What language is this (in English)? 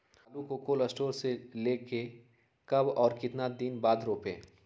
Magahi